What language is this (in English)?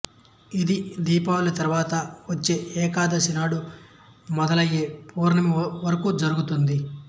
Telugu